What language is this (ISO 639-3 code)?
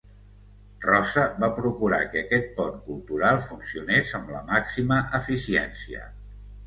cat